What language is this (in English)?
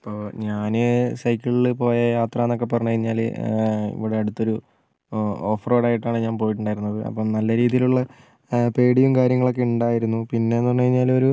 Malayalam